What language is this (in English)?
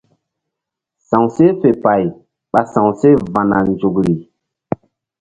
Mbum